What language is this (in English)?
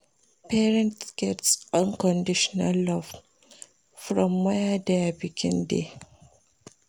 Nigerian Pidgin